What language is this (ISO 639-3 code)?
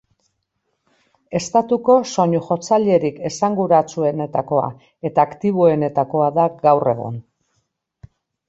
eus